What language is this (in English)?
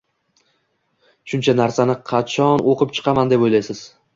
Uzbek